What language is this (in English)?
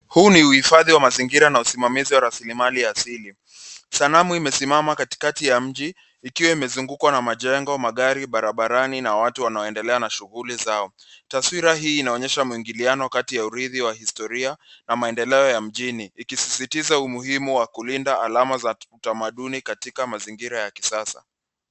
Swahili